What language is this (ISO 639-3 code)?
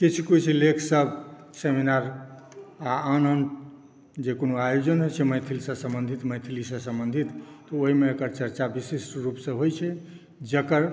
mai